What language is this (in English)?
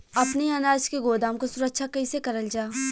Bhojpuri